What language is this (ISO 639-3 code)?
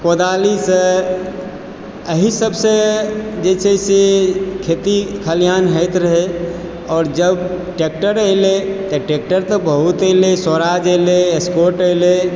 mai